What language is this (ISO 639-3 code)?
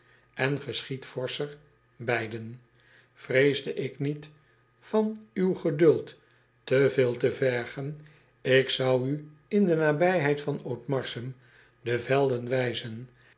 nld